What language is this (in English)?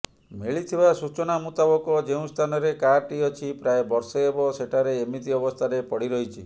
Odia